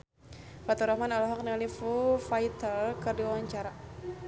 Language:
Sundanese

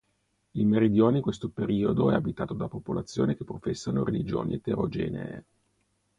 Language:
Italian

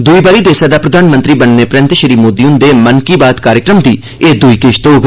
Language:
Dogri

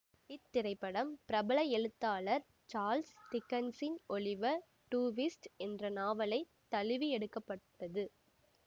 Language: Tamil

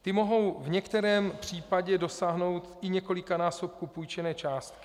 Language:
Czech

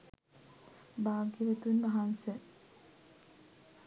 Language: Sinhala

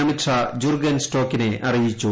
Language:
Malayalam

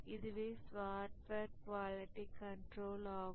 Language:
Tamil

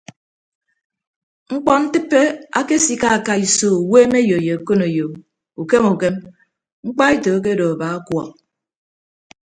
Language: Ibibio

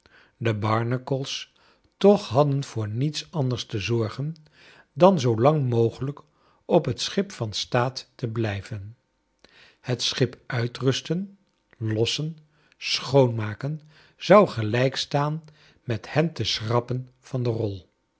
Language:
Dutch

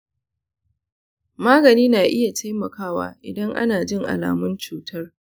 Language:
Hausa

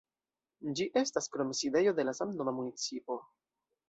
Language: Esperanto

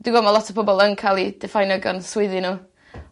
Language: Welsh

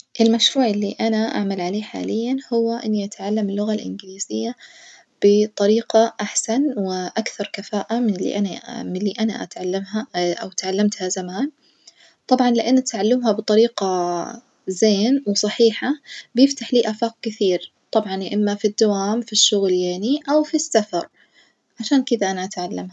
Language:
Najdi Arabic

